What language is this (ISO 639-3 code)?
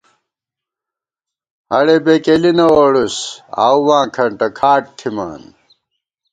gwt